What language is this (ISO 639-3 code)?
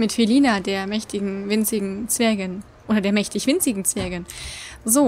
deu